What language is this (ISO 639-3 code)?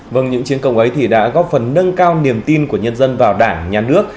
vie